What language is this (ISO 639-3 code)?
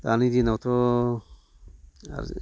brx